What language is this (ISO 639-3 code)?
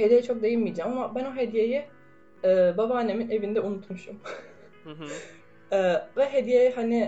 tur